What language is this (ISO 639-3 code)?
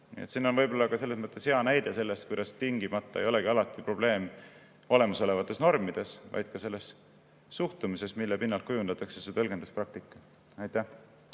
est